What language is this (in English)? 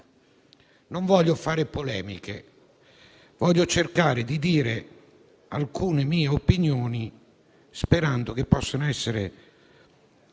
Italian